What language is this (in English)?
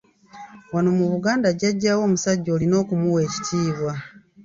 Ganda